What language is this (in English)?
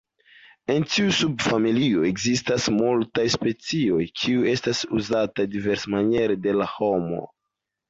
Esperanto